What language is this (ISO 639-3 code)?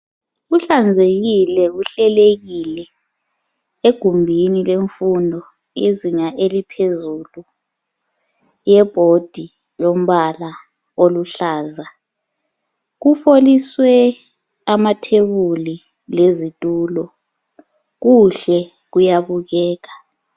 nde